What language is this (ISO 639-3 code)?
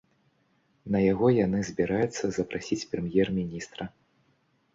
bel